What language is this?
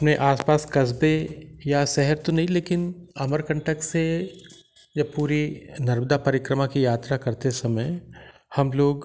Hindi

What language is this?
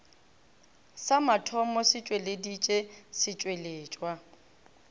Northern Sotho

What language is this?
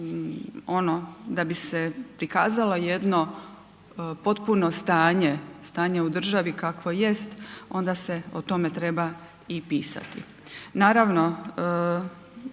Croatian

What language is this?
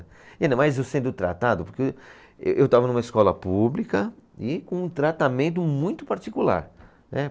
Portuguese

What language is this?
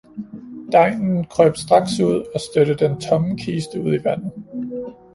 Danish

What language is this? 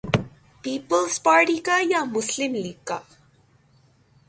Urdu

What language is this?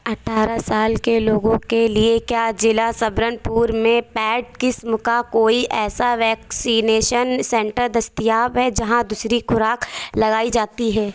Urdu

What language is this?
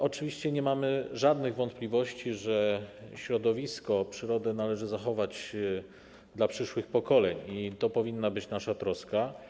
Polish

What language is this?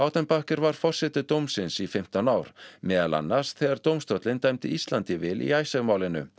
Icelandic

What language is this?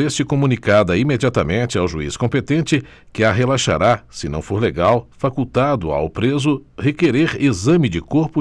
Portuguese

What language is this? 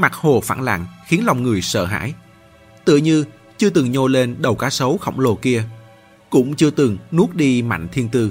Vietnamese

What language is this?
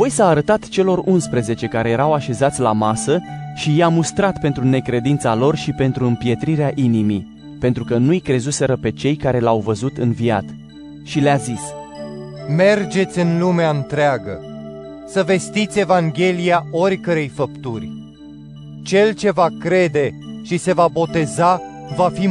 Romanian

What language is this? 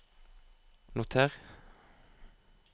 Norwegian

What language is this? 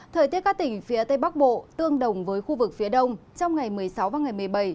Vietnamese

